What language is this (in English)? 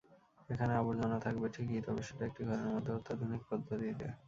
Bangla